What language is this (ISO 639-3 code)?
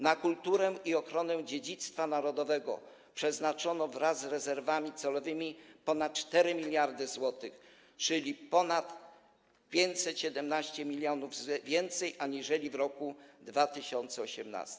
pol